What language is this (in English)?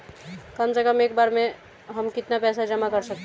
Hindi